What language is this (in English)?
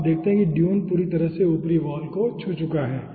Hindi